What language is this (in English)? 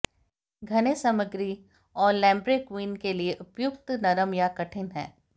Hindi